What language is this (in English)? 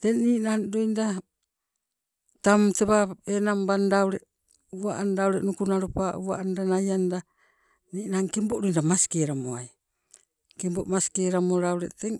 Sibe